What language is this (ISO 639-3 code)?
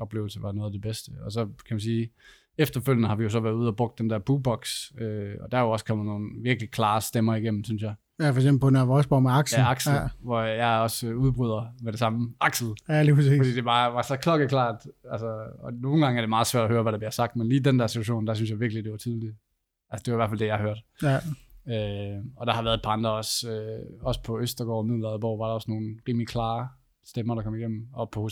dan